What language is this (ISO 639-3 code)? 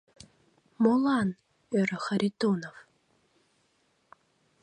chm